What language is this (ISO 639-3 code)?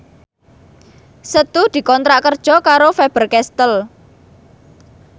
jav